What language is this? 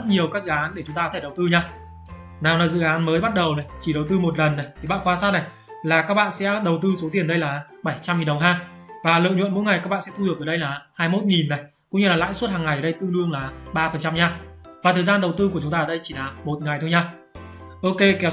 Vietnamese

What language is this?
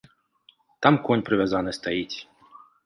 Belarusian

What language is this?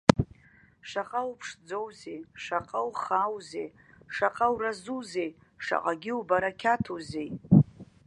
Abkhazian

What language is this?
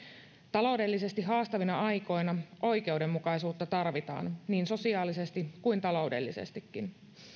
Finnish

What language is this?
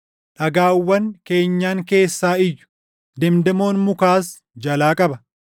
Oromo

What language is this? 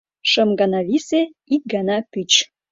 Mari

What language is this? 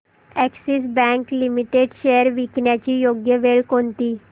Marathi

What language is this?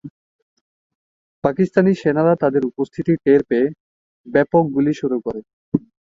Bangla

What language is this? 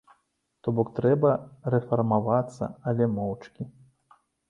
Belarusian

